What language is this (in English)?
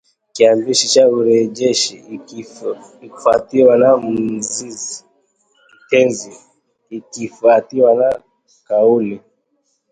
Swahili